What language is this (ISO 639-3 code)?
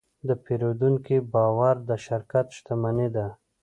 pus